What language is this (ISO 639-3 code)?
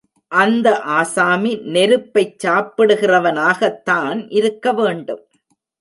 tam